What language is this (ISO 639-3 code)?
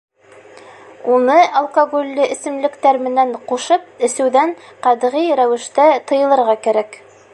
bak